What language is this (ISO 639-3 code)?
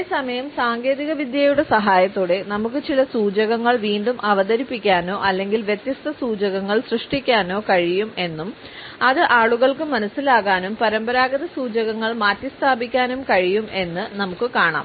mal